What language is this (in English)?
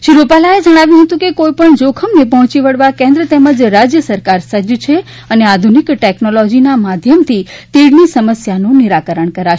Gujarati